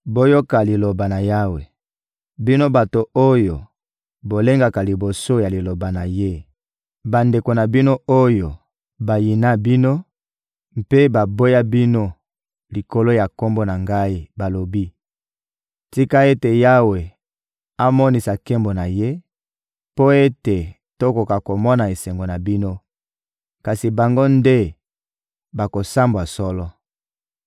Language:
Lingala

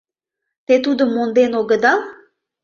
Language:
Mari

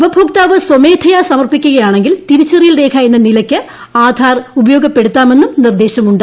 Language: Malayalam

